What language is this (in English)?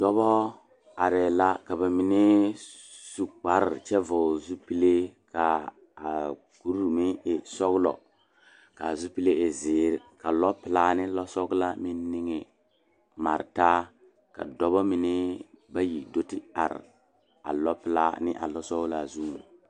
Southern Dagaare